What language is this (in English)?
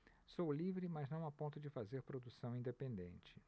Portuguese